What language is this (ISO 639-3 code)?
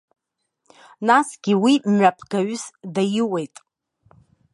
abk